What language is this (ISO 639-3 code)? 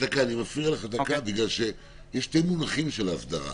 heb